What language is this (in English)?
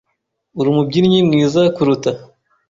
Kinyarwanda